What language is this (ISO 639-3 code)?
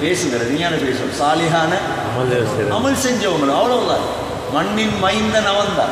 hin